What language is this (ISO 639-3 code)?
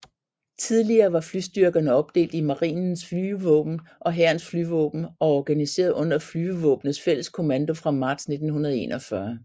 dan